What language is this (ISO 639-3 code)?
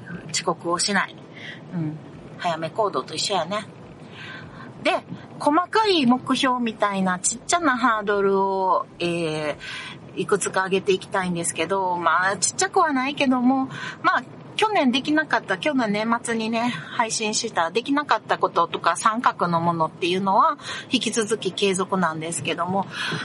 jpn